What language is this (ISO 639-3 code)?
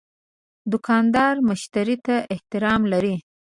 pus